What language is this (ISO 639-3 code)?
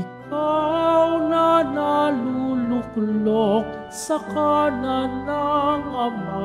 fil